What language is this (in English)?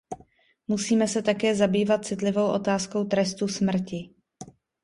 Czech